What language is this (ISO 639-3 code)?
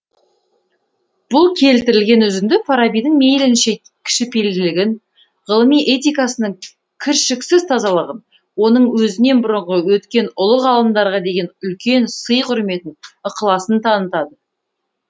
kaz